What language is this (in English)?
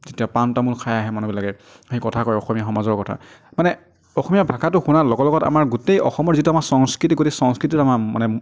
Assamese